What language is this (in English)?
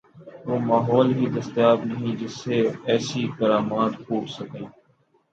Urdu